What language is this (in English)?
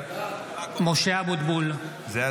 Hebrew